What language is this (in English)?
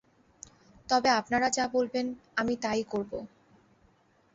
Bangla